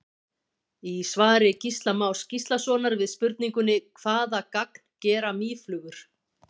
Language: Icelandic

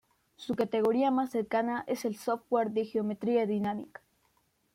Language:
Spanish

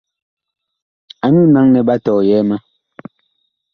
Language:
Bakoko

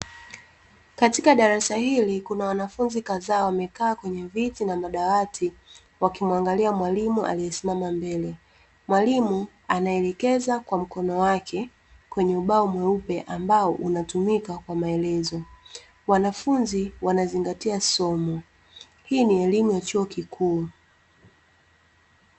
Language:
Swahili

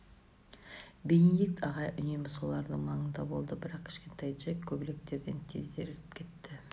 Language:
Kazakh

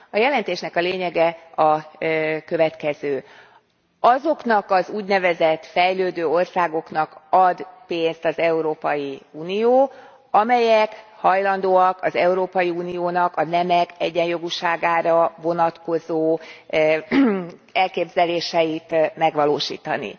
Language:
Hungarian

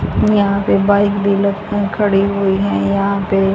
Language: Hindi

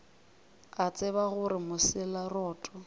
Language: Northern Sotho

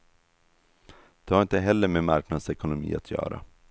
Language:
Swedish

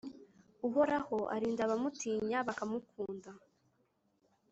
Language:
Kinyarwanda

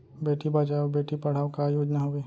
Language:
Chhattisgarhi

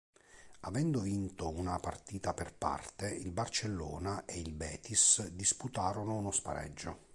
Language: Italian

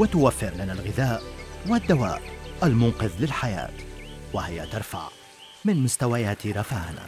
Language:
Arabic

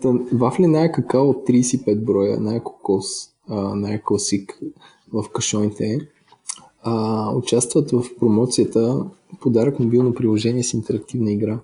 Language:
Bulgarian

